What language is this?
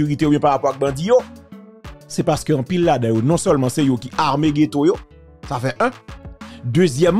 French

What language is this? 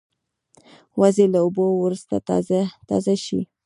Pashto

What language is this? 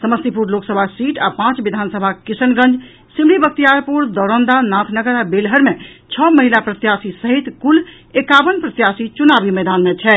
Maithili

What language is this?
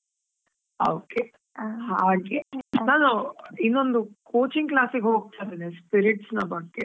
Kannada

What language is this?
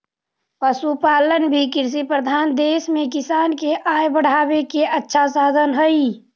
Magahi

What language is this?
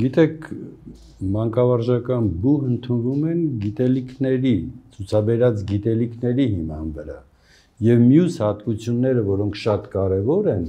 Romanian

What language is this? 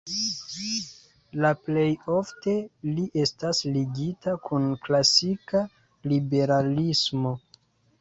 Esperanto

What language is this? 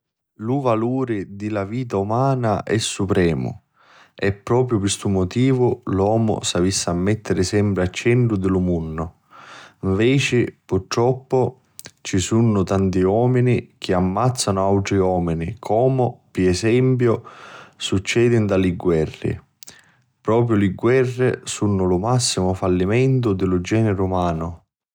Sicilian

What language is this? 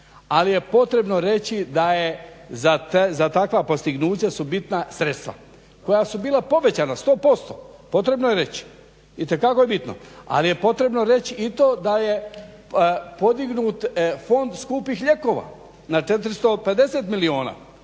Croatian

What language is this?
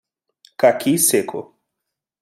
Portuguese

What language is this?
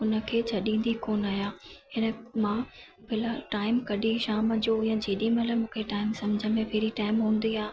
Sindhi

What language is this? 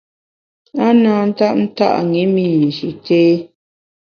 Bamun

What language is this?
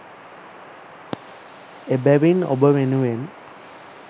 Sinhala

